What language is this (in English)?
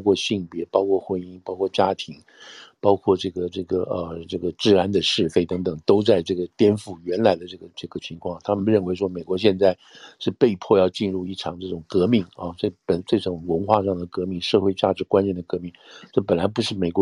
Chinese